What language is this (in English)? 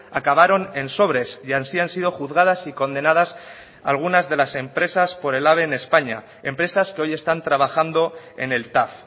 Spanish